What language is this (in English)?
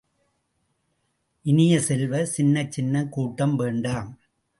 Tamil